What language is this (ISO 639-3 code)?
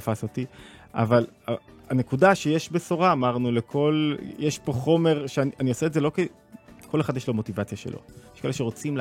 heb